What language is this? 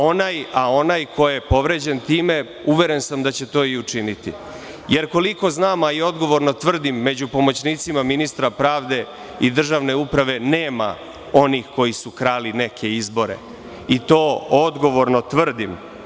Serbian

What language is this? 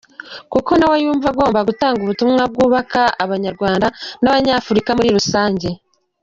Kinyarwanda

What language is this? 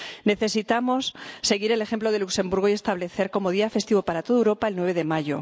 Spanish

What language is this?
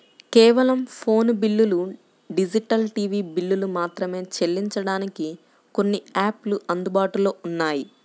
Telugu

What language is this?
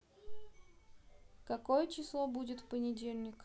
Russian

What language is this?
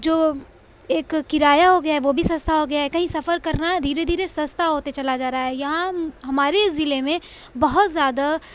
Urdu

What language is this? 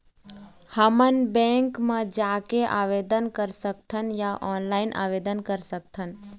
Chhattisgarhi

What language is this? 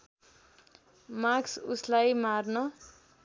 Nepali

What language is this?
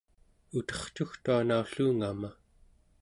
Central Yupik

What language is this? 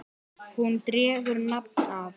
Icelandic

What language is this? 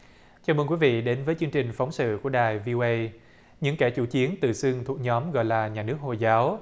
Vietnamese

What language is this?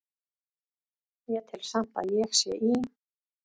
Icelandic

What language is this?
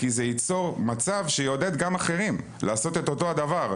Hebrew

